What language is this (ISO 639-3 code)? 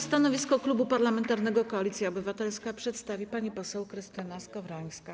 pol